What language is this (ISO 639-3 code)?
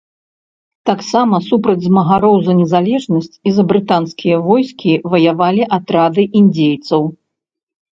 bel